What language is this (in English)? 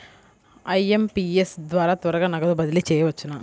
Telugu